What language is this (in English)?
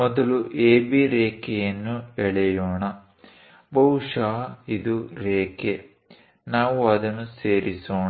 Kannada